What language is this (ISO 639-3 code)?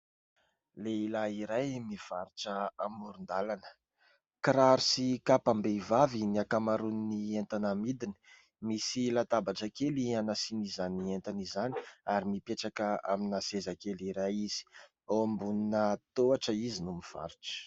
mlg